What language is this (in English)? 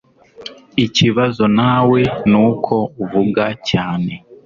Kinyarwanda